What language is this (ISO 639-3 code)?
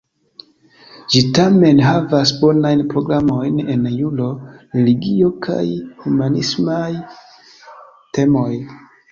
epo